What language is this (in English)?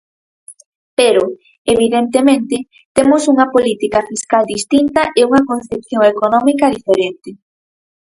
Galician